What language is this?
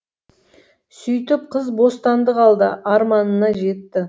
Kazakh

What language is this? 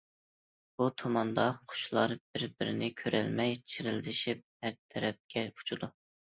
Uyghur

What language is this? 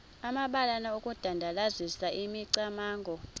Xhosa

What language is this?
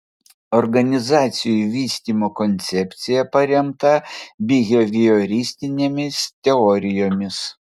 Lithuanian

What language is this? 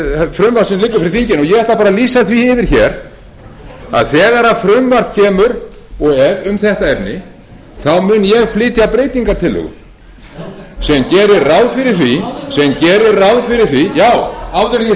Icelandic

